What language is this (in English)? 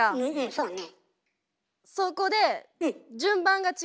Japanese